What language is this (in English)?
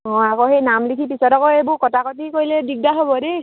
Assamese